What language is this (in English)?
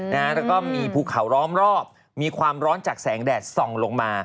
Thai